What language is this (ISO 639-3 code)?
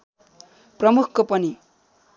nep